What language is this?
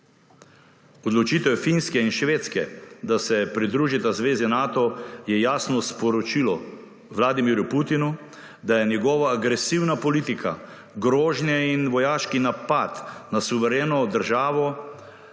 Slovenian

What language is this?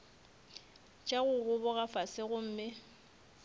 Northern Sotho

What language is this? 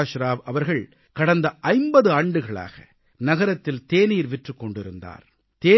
Tamil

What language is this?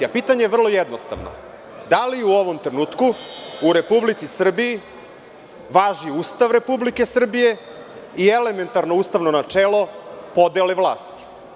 Serbian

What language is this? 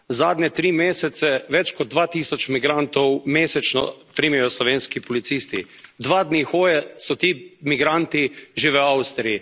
Slovenian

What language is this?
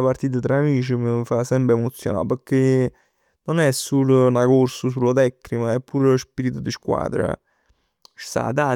Neapolitan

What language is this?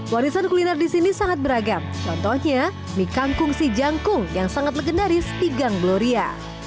Indonesian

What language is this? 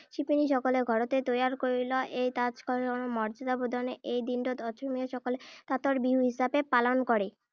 Assamese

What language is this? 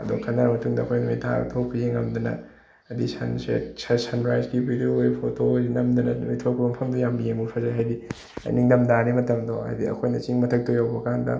Manipuri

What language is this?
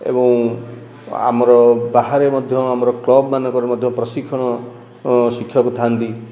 Odia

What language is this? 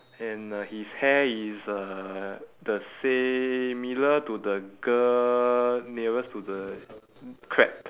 English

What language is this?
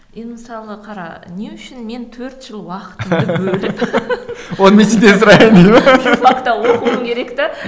Kazakh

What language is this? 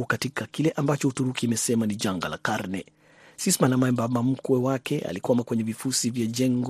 Swahili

